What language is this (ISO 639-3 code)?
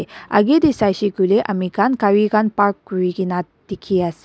nag